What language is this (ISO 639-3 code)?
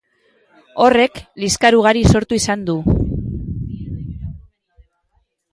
eus